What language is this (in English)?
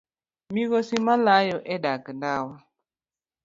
Luo (Kenya and Tanzania)